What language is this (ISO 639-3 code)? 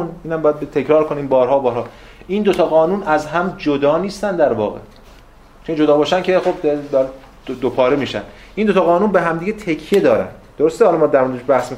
fas